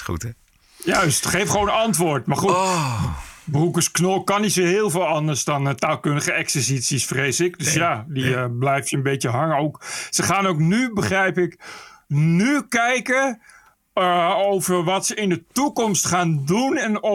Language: Dutch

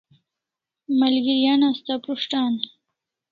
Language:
Kalasha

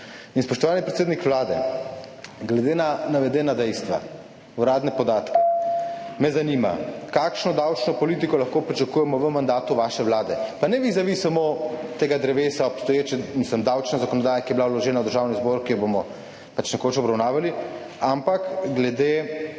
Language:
Slovenian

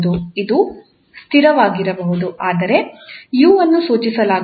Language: Kannada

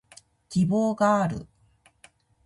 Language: Japanese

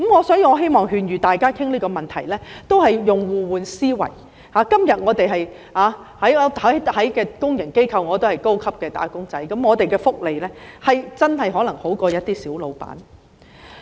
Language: Cantonese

